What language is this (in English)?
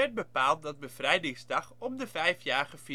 Dutch